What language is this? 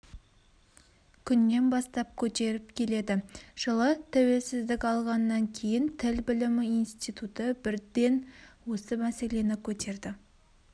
Kazakh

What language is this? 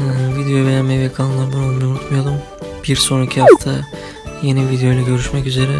Turkish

